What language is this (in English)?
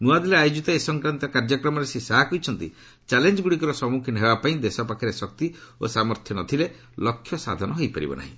Odia